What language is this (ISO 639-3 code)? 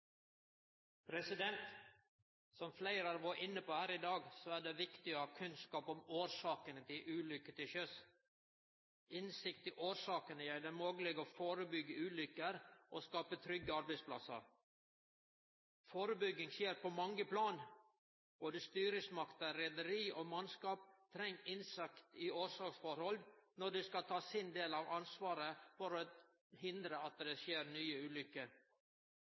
nno